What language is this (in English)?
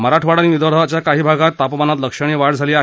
Marathi